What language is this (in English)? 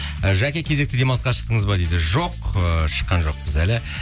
Kazakh